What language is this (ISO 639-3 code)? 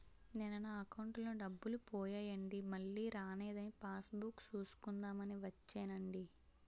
tel